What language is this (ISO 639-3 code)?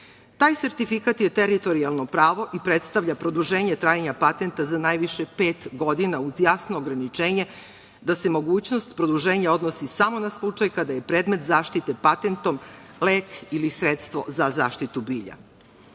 srp